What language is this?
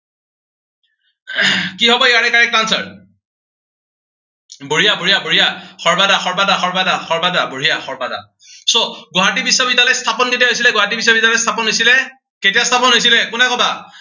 Assamese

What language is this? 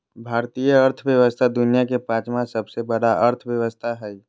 Magahi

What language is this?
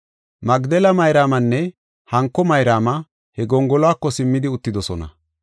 Gofa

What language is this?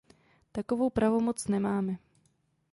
Czech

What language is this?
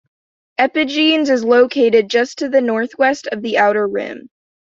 English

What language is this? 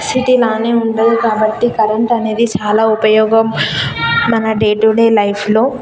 Telugu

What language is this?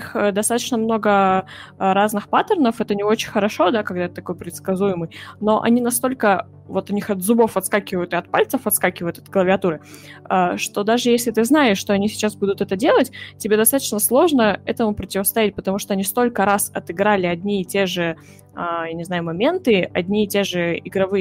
Russian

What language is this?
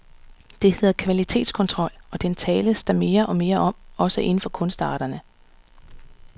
Danish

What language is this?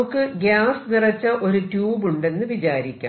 Malayalam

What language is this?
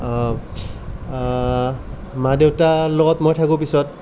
Assamese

